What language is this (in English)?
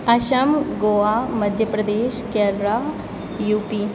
Maithili